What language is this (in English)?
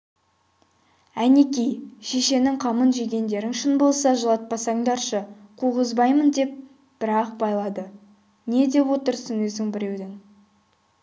Kazakh